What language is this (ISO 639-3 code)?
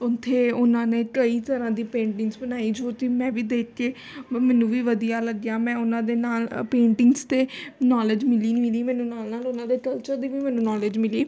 pan